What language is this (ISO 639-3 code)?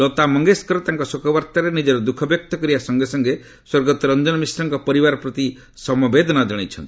ori